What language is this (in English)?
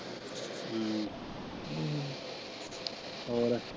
Punjabi